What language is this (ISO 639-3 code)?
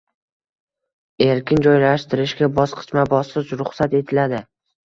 uzb